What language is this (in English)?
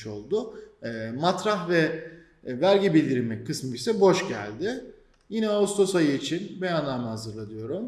Turkish